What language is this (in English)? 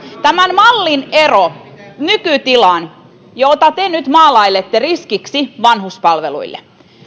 Finnish